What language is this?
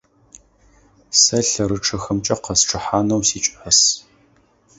Adyghe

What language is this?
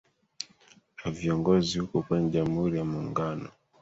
Swahili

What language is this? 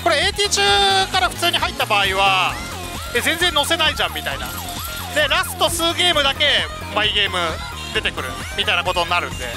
Japanese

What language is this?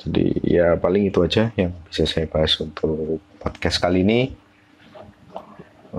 Indonesian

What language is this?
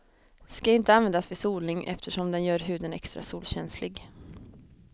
Swedish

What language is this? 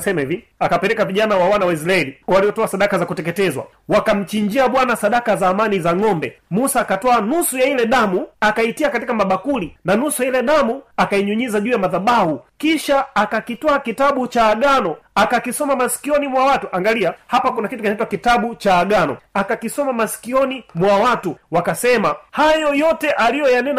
Swahili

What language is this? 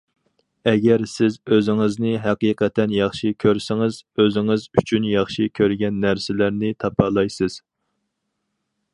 Uyghur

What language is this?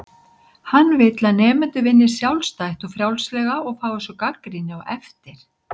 Icelandic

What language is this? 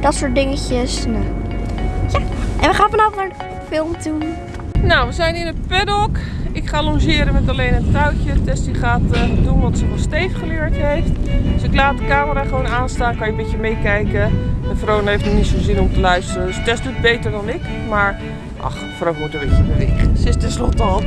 Dutch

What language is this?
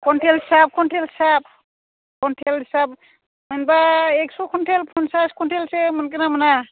Bodo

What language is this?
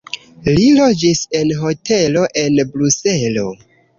Esperanto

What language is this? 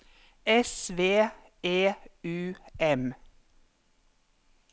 Norwegian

